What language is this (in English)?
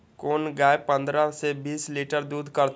Maithili